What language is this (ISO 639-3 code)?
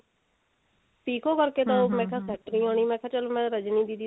pan